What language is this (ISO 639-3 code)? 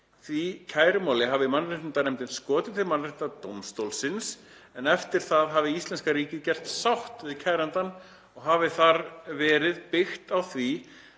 isl